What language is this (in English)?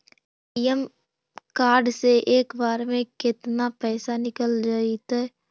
Magahi